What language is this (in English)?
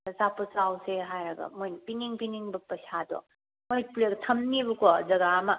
Manipuri